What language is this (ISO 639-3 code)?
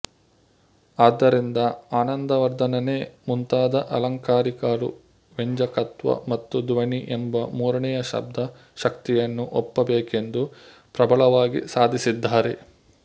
kan